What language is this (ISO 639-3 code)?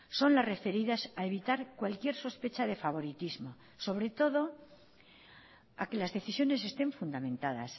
spa